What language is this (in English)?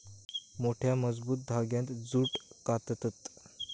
Marathi